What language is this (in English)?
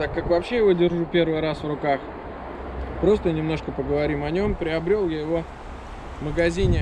Russian